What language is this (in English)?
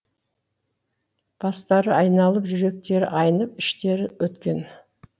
Kazakh